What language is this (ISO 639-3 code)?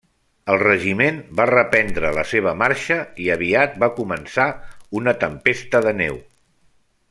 cat